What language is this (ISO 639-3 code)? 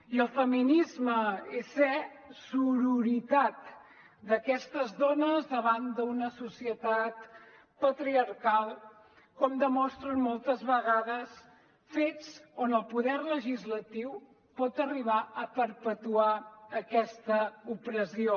cat